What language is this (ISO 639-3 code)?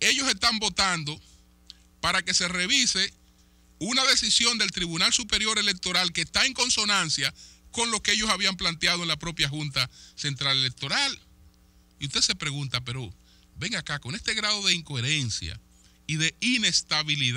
spa